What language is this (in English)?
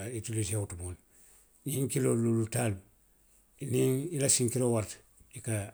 Western Maninkakan